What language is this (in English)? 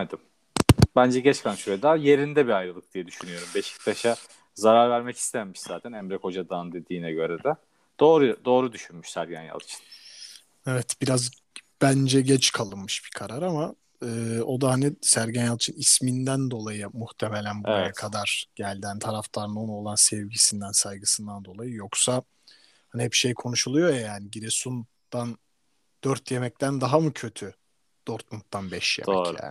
Turkish